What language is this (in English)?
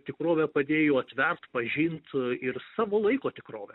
Lithuanian